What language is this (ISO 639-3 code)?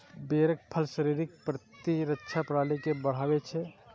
mai